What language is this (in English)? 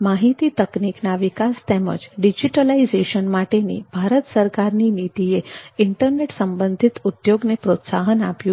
Gujarati